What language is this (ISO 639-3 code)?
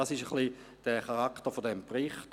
gsw